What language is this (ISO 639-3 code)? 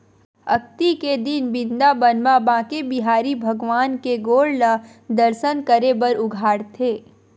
hne